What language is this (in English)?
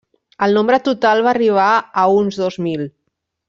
Catalan